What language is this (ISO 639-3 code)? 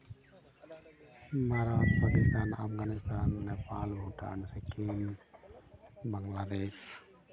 sat